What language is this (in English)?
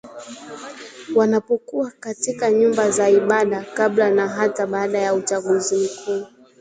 Swahili